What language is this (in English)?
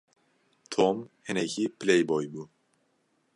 Kurdish